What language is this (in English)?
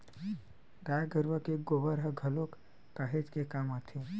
Chhattisgarhi